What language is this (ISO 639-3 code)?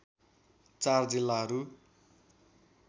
nep